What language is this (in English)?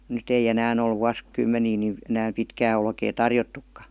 Finnish